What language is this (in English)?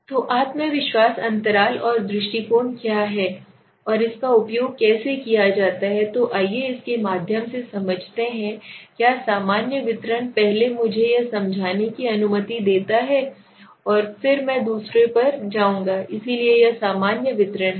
Hindi